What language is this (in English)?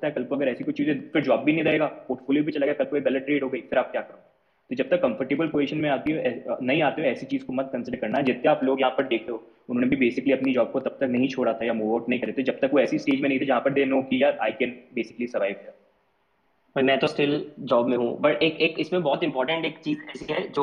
Hindi